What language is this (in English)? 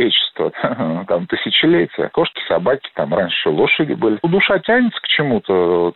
Russian